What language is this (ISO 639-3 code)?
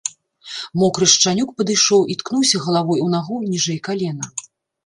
bel